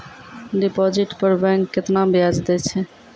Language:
Maithili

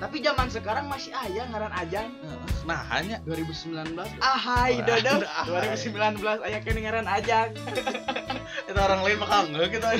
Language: Indonesian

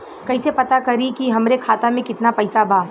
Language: Bhojpuri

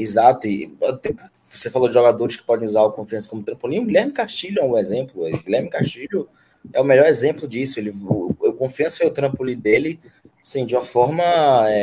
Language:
Portuguese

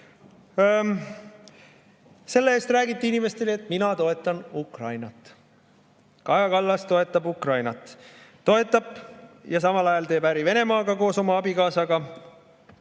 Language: Estonian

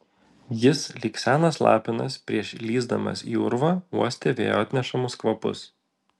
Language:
Lithuanian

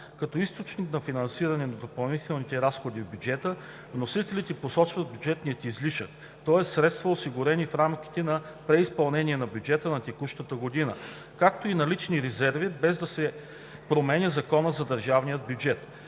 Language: Bulgarian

